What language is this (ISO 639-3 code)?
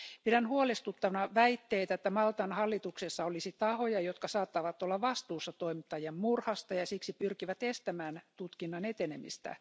fin